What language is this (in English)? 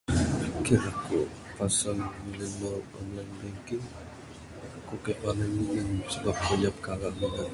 Bukar-Sadung Bidayuh